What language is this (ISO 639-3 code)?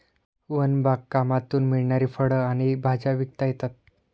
mar